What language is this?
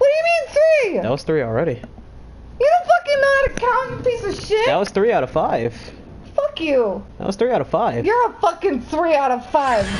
English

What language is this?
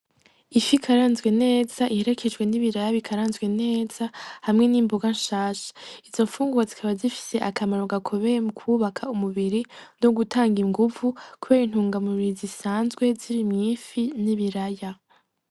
Rundi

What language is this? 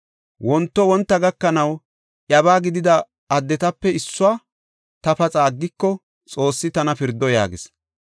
Gofa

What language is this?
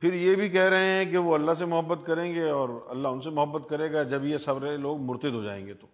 Urdu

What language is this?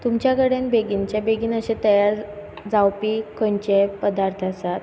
Konkani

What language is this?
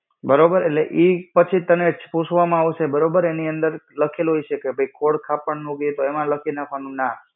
Gujarati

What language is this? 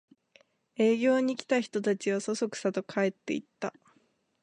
Japanese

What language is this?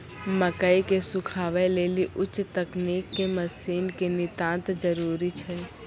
Maithili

